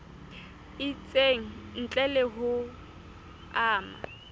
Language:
Southern Sotho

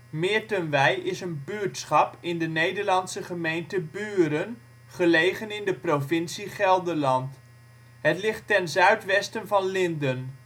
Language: Dutch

